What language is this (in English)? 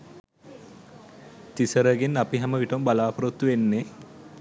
Sinhala